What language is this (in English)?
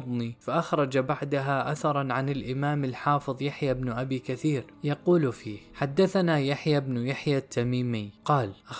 Arabic